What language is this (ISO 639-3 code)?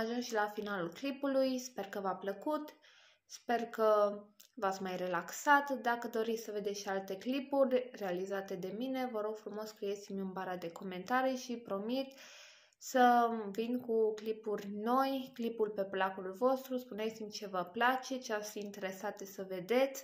ron